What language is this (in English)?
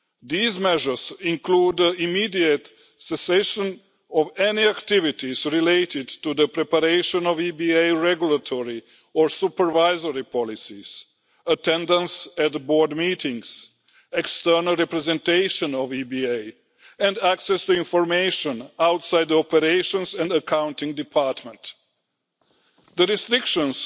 English